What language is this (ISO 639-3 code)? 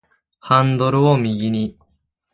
jpn